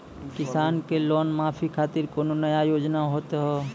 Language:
Maithili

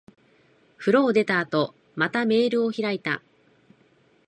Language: Japanese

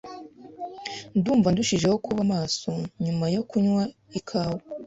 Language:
Kinyarwanda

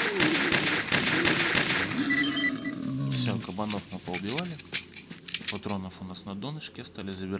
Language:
Russian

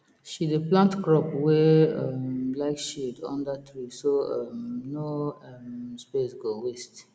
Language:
Nigerian Pidgin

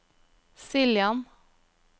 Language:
Norwegian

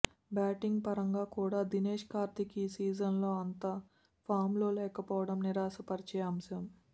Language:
Telugu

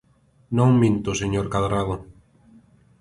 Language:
Galician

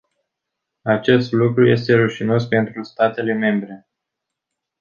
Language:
Romanian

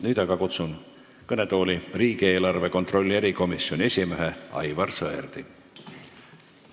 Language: Estonian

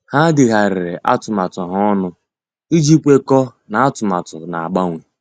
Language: Igbo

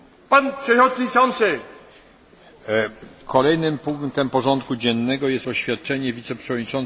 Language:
Polish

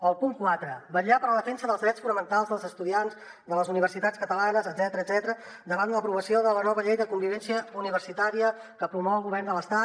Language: Catalan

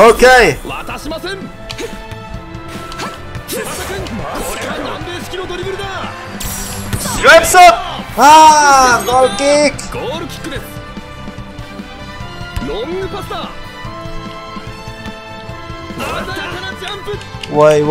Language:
Indonesian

